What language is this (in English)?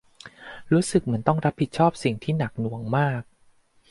Thai